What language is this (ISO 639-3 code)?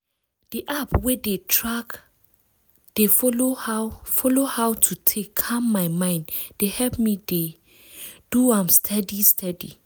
pcm